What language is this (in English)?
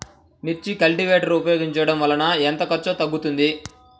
Telugu